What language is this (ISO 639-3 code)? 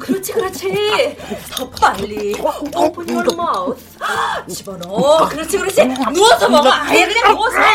kor